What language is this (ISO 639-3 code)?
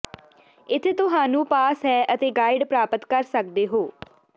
pan